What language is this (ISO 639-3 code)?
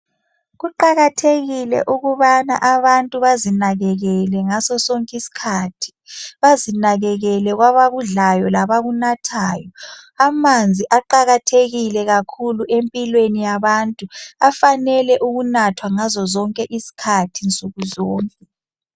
nde